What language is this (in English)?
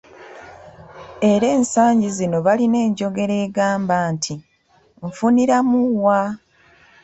Ganda